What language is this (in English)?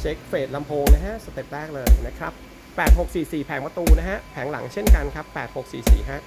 Thai